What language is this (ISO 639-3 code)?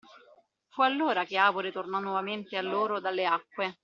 ita